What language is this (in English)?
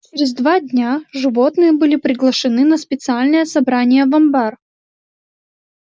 Russian